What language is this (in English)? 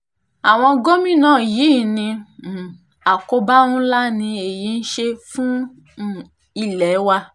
Yoruba